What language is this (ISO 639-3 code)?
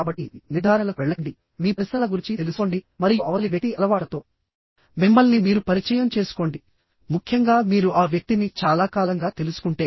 tel